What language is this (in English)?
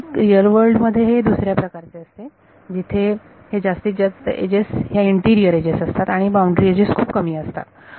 Marathi